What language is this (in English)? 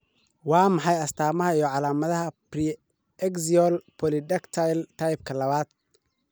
Somali